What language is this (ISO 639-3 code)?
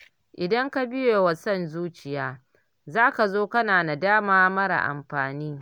hau